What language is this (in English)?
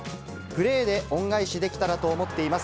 Japanese